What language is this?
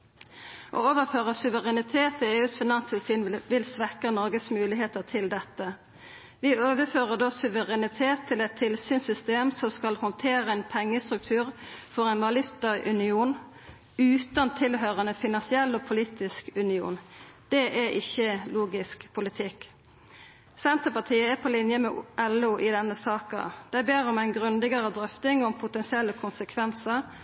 Norwegian Nynorsk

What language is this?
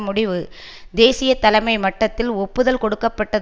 Tamil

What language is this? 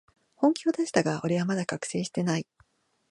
Japanese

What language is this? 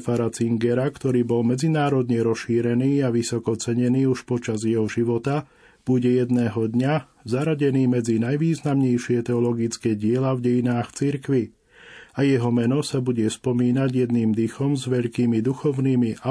Slovak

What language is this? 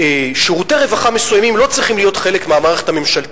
Hebrew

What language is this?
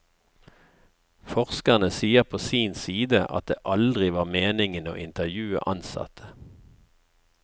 Norwegian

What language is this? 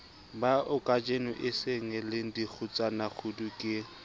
Southern Sotho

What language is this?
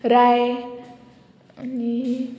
Konkani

